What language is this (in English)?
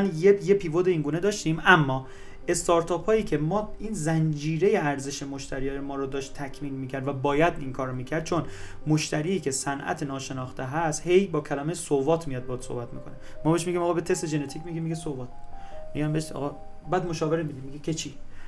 Persian